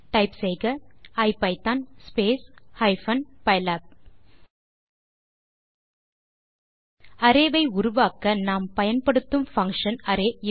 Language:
Tamil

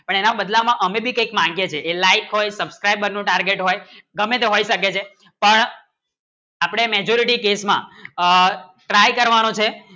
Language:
Gujarati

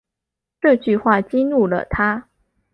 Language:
Chinese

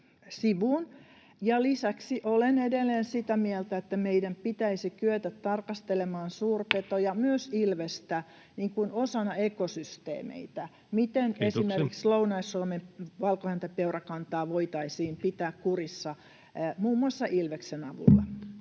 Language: Finnish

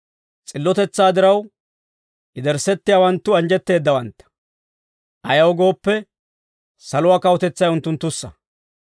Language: Dawro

